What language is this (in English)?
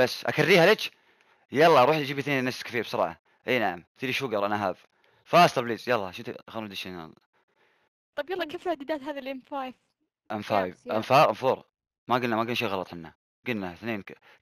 Arabic